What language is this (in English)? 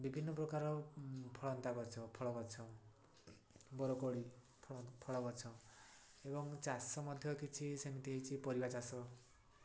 Odia